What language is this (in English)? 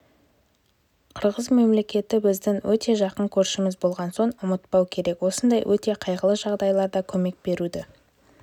Kazakh